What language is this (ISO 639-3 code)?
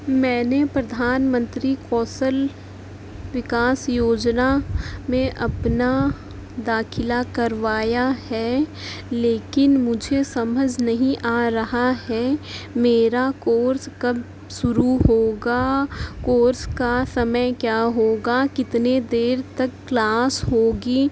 urd